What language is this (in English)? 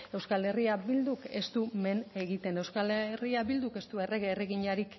Basque